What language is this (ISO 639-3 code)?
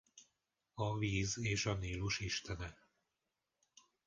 hun